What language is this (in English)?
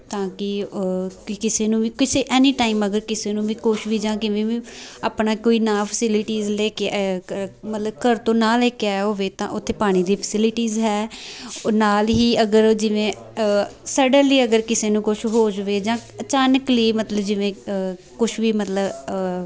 Punjabi